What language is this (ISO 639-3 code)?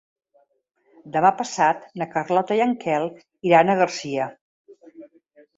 cat